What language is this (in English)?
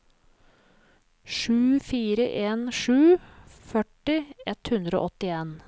Norwegian